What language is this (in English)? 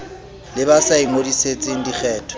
Southern Sotho